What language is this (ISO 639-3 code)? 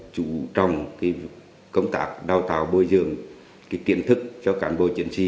vie